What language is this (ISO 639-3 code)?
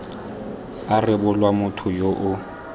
tsn